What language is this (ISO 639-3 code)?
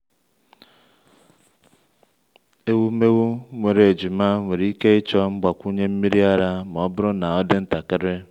ibo